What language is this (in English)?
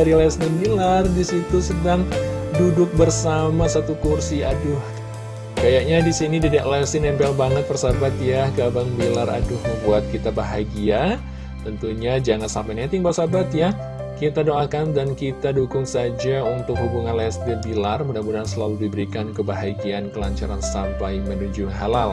Indonesian